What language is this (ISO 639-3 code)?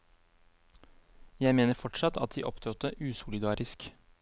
nor